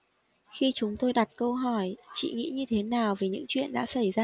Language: Vietnamese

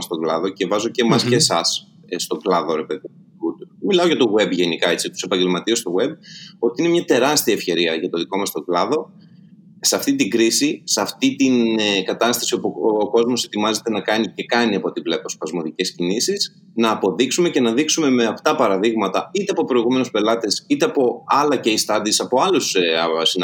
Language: Greek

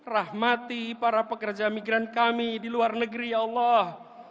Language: Indonesian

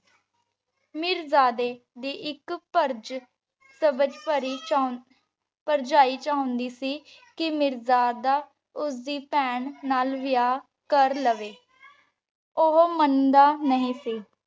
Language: Punjabi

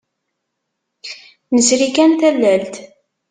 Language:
Kabyle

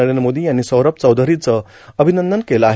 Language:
Marathi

